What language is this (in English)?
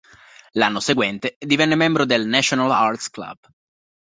Italian